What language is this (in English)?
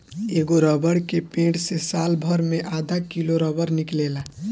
Bhojpuri